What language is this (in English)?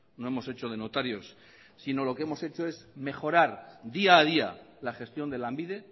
Spanish